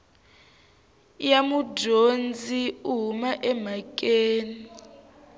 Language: Tsonga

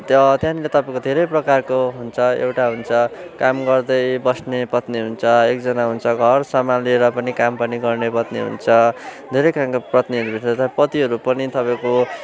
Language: Nepali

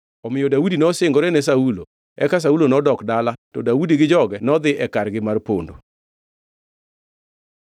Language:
Luo (Kenya and Tanzania)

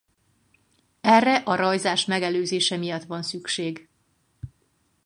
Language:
Hungarian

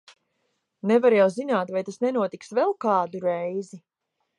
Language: Latvian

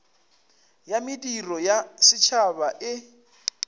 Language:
Northern Sotho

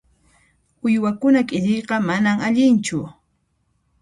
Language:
Puno Quechua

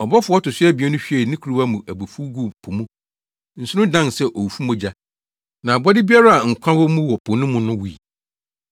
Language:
Akan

